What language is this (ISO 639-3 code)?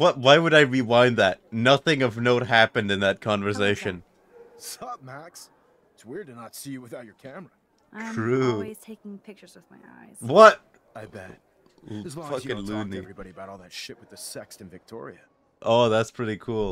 eng